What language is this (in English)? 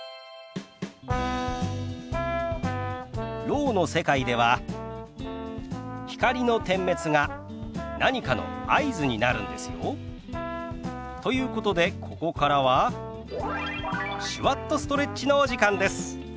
Japanese